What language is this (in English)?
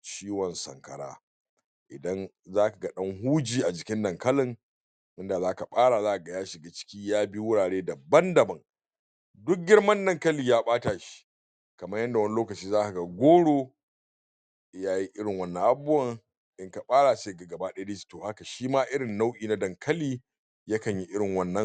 Hausa